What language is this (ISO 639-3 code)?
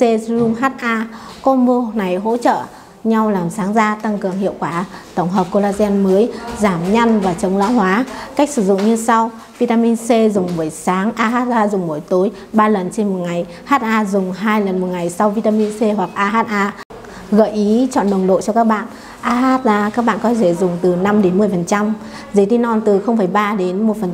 vie